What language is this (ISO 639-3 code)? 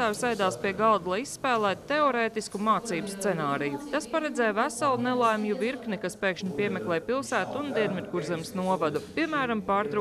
lav